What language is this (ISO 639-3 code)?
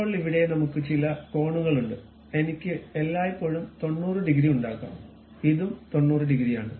mal